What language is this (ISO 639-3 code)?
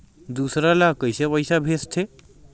hne